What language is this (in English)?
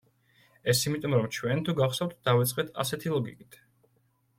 Georgian